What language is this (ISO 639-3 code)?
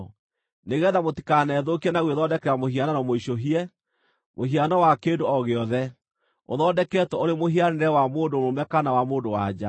kik